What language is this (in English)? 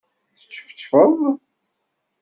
Kabyle